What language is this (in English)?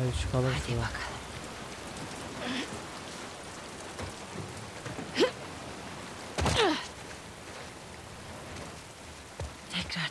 Turkish